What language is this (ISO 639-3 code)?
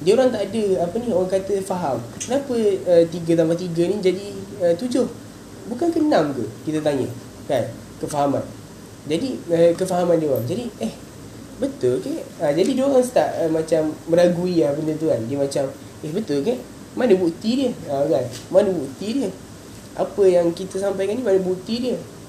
msa